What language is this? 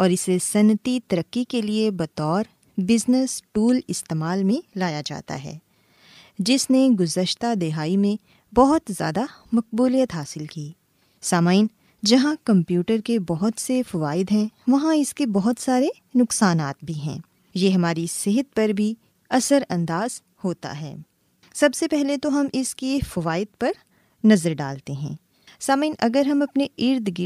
Urdu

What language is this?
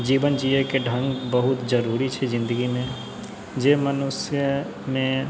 Maithili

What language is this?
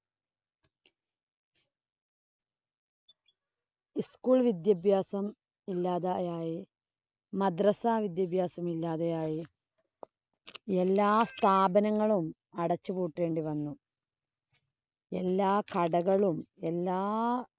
Malayalam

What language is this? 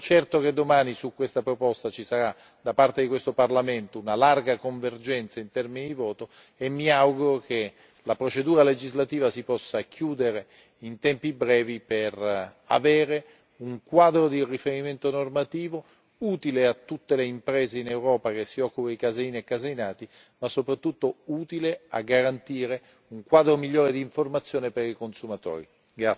Italian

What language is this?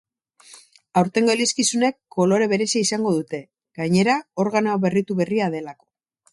Basque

